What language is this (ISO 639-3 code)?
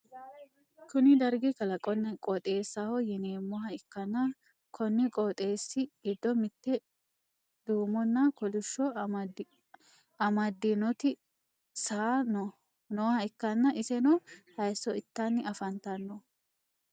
sid